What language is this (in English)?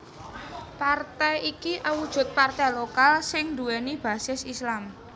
Javanese